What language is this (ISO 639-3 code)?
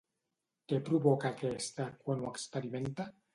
cat